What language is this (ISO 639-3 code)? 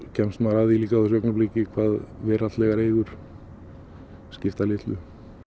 isl